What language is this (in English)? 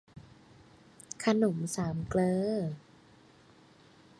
Thai